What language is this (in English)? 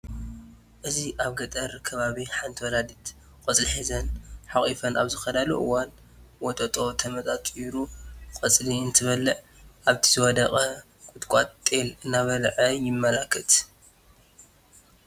Tigrinya